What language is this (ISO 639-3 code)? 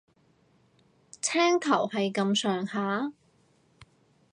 yue